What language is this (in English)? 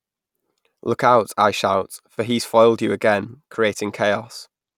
English